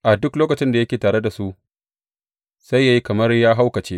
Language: Hausa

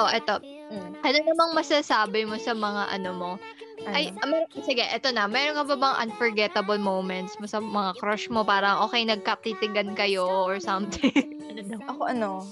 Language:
Filipino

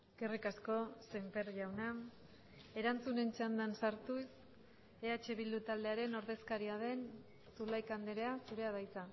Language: Basque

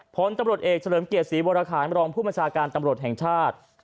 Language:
Thai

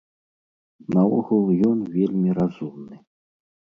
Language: Belarusian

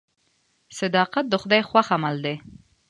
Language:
Pashto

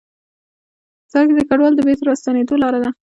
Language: Pashto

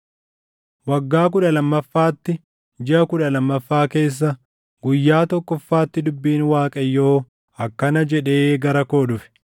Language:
Oromo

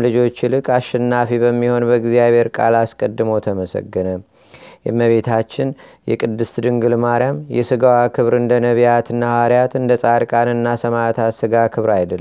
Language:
Amharic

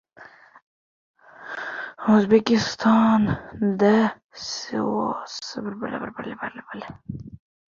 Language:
Uzbek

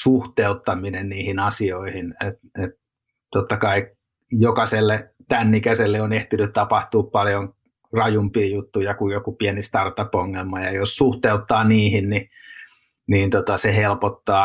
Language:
Finnish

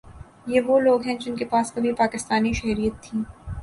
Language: Urdu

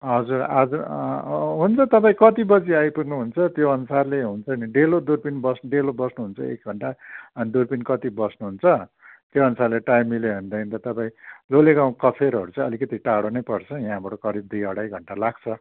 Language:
Nepali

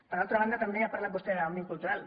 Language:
Catalan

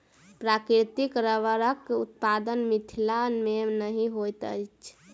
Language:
Maithili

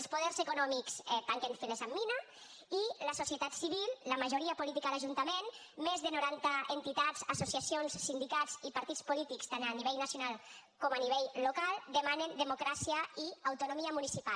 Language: Catalan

